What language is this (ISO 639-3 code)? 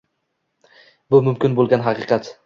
uzb